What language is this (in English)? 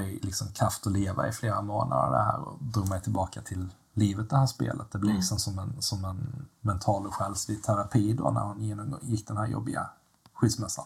Swedish